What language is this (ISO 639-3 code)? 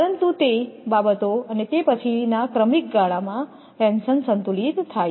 guj